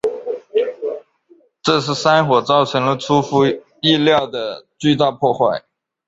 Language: Chinese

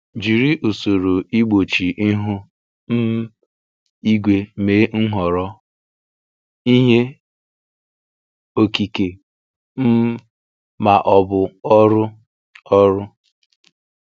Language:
Igbo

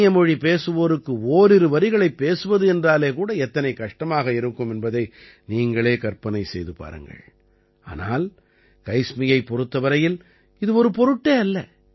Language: Tamil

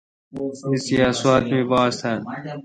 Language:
Kalkoti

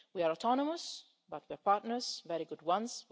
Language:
English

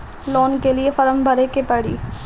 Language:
Bhojpuri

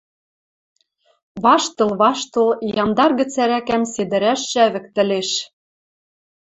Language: Western Mari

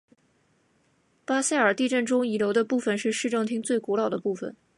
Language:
Chinese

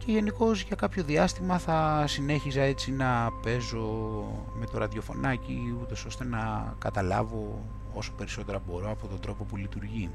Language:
Greek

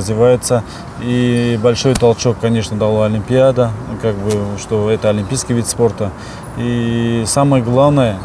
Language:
Russian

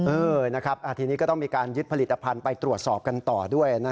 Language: Thai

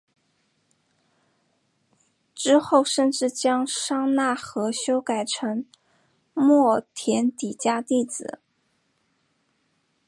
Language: Chinese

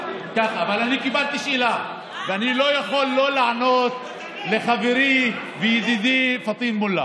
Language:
Hebrew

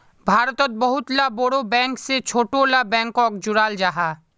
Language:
Magahi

